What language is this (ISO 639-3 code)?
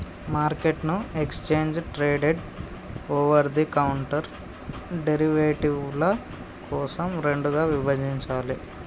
tel